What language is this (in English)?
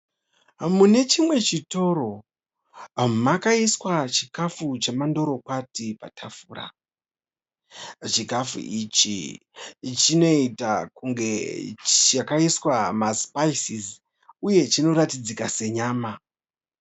Shona